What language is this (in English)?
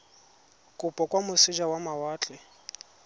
Tswana